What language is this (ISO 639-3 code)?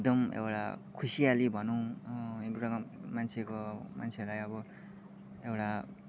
nep